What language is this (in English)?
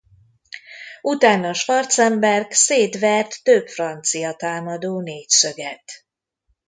Hungarian